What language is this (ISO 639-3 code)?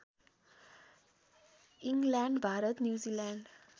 nep